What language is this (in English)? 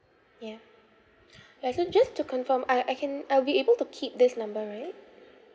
English